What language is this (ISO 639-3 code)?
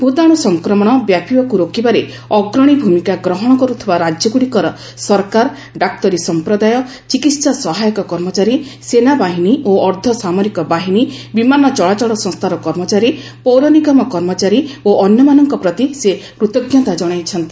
ori